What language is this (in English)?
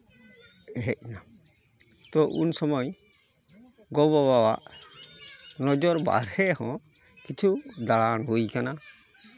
Santali